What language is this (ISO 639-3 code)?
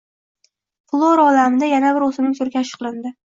uzb